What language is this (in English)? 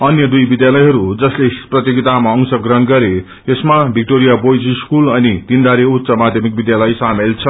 Nepali